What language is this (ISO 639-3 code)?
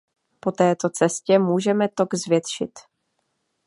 ces